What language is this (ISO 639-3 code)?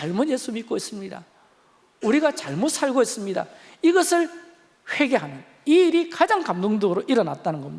kor